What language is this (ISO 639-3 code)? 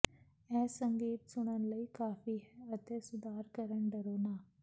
pan